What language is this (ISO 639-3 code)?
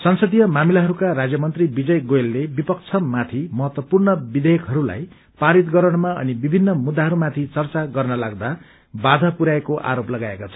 nep